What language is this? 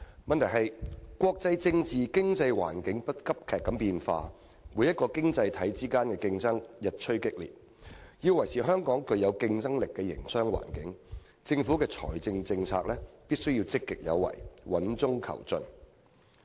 Cantonese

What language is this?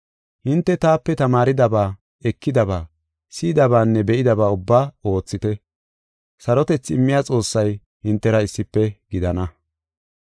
Gofa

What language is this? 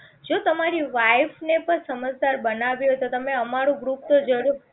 Gujarati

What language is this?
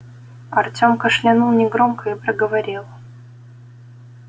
Russian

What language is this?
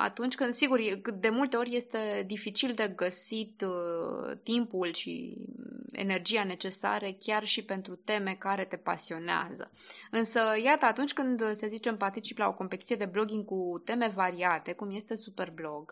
Romanian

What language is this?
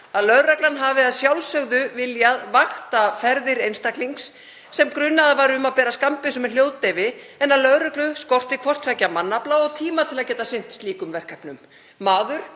Icelandic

